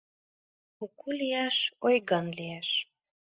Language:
Mari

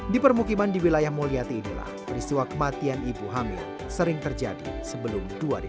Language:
Indonesian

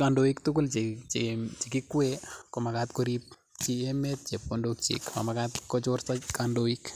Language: Kalenjin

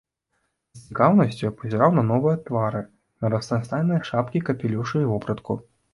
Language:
Belarusian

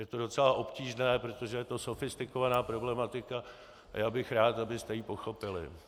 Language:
Czech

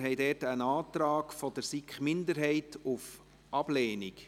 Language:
Swiss German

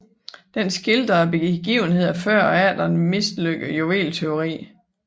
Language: Danish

